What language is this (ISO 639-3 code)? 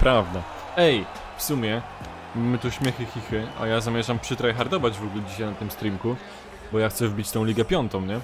pol